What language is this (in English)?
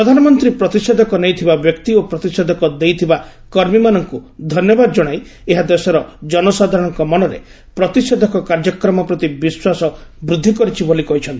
Odia